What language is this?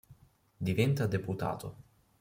Italian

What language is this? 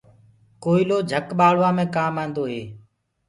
Gurgula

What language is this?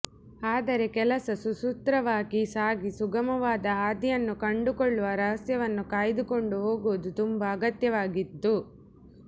Kannada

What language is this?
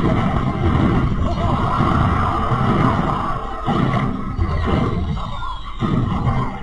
Thai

